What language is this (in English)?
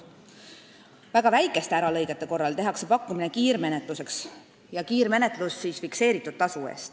Estonian